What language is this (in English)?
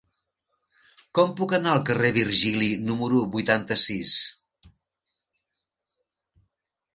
Catalan